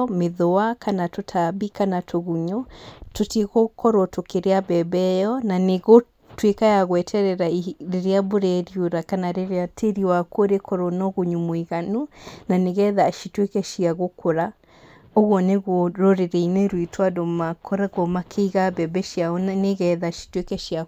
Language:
Kikuyu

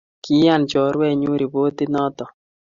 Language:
Kalenjin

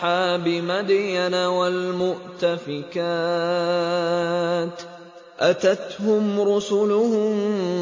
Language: Arabic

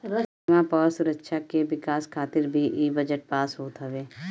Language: Bhojpuri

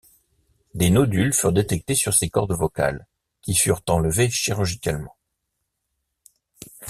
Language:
French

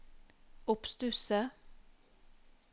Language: Norwegian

